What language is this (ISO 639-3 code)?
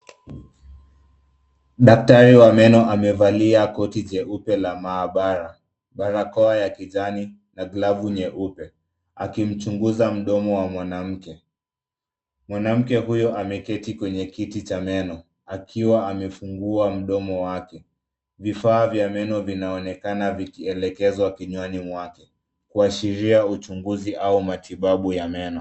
swa